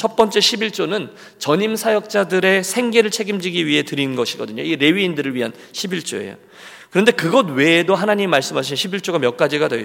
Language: Korean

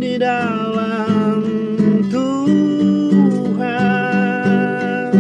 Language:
Indonesian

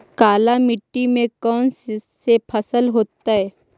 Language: Magahi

